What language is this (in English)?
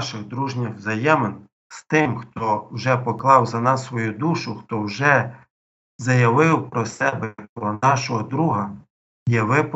Ukrainian